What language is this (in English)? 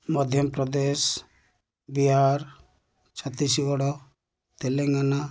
Odia